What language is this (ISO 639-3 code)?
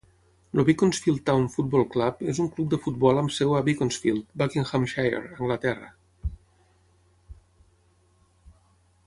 cat